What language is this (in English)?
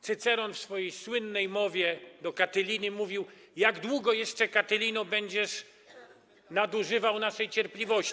Polish